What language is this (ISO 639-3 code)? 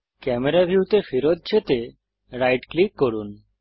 ben